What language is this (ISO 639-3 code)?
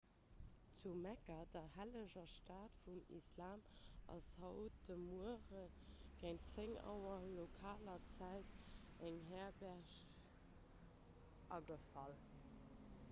ltz